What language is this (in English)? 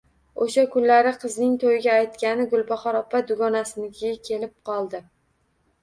Uzbek